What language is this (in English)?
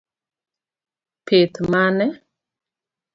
Luo (Kenya and Tanzania)